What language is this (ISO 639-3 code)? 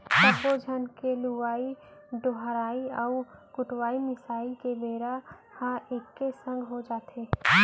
hne